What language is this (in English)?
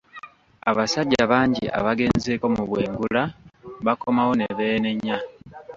Ganda